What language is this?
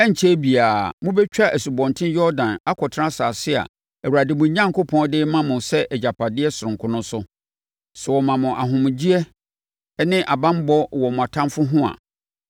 Akan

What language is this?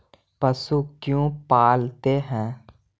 Magahi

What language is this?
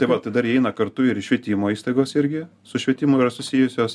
Lithuanian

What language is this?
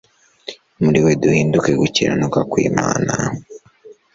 Kinyarwanda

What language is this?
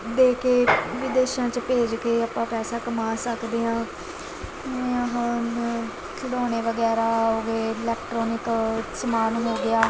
Punjabi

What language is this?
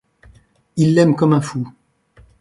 French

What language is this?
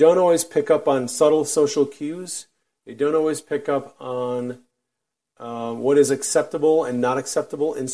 English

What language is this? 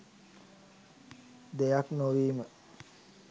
Sinhala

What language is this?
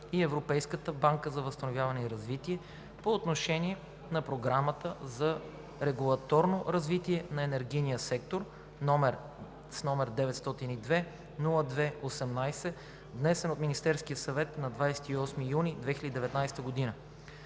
Bulgarian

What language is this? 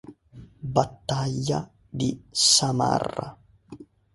Italian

